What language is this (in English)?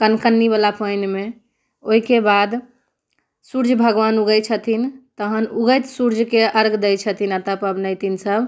Maithili